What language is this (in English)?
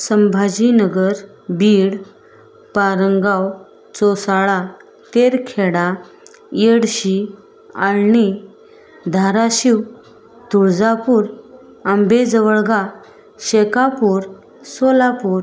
Marathi